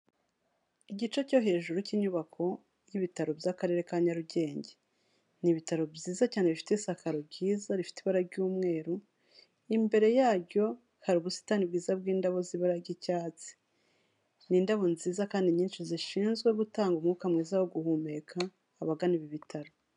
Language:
Kinyarwanda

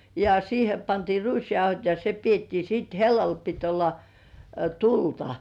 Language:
Finnish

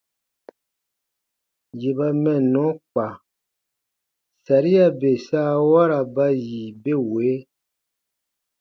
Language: Baatonum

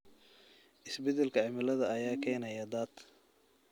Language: Somali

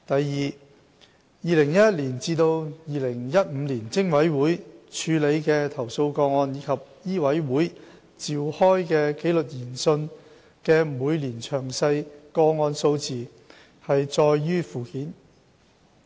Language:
Cantonese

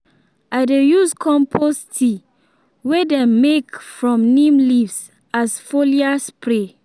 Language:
Nigerian Pidgin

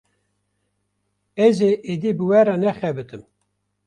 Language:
Kurdish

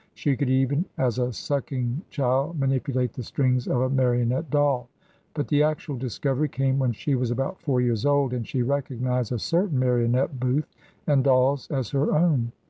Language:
English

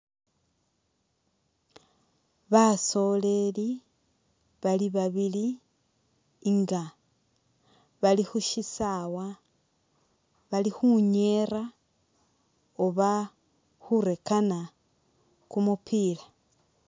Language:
Masaaba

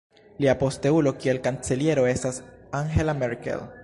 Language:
Esperanto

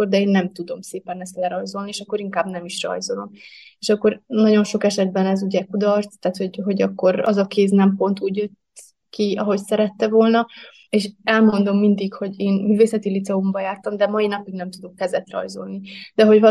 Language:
Hungarian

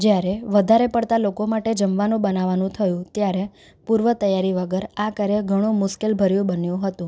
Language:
Gujarati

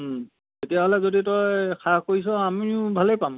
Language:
Assamese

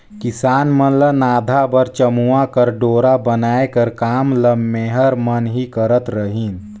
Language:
Chhattisgarhi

